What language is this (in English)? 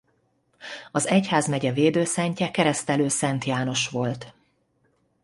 Hungarian